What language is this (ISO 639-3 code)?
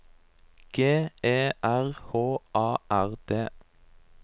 nor